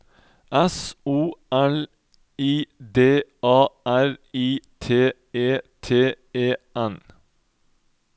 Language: Norwegian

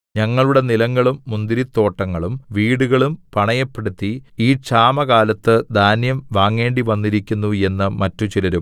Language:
Malayalam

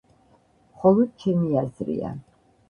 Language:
Georgian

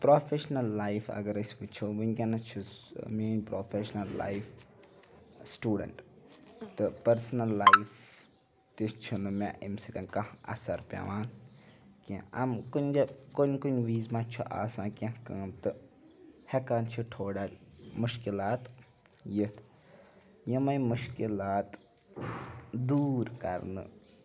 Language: Kashmiri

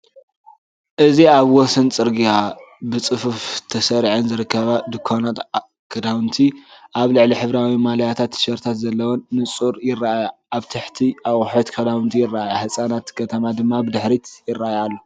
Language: Tigrinya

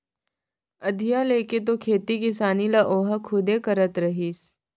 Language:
Chhattisgarhi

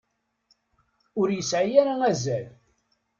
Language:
Kabyle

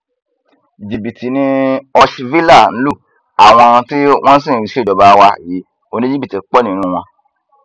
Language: Yoruba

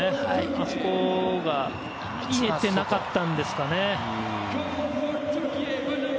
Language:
Japanese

